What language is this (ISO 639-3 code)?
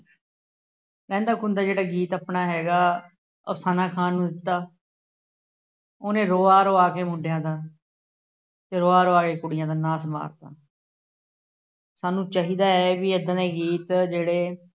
pan